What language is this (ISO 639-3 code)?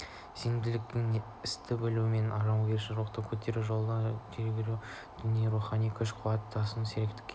kaz